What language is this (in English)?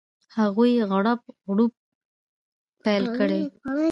Pashto